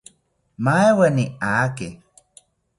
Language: South Ucayali Ashéninka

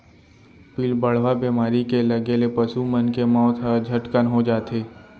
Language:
Chhattisgarhi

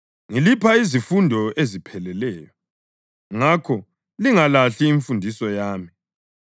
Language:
North Ndebele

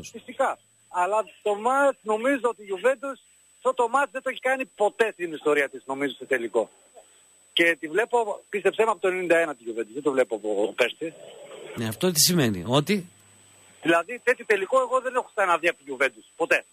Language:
Greek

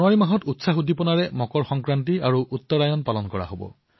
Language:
Assamese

